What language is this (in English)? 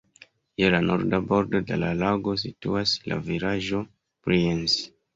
Esperanto